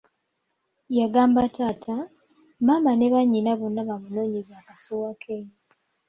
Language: Ganda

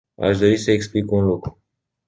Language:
Romanian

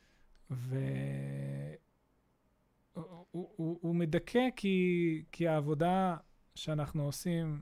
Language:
Hebrew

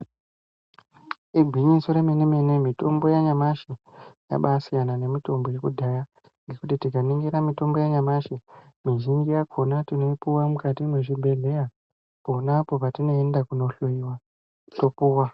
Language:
Ndau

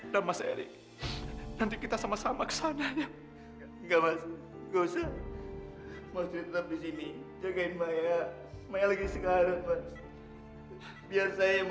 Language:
Indonesian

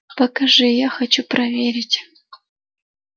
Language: Russian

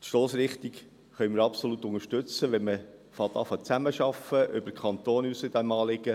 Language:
Swiss German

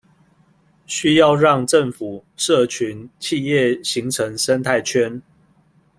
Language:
Chinese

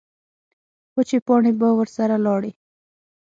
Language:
Pashto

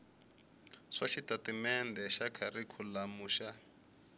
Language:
Tsonga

